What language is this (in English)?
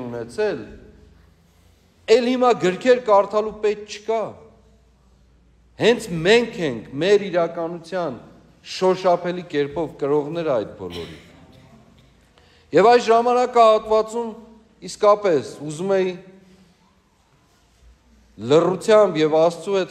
Turkish